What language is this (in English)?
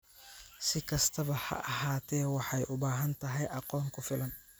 Somali